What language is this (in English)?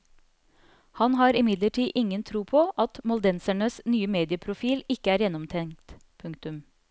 Norwegian